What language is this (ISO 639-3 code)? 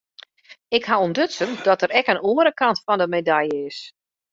fry